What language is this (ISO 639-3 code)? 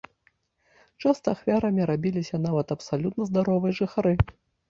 bel